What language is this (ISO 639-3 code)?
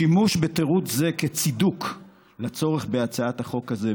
heb